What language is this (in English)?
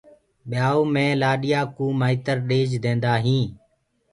Gurgula